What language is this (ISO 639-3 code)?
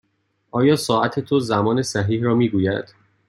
fas